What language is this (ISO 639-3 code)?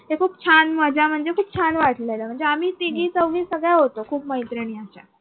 mar